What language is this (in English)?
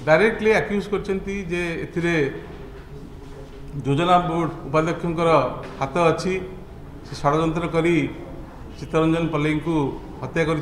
Hindi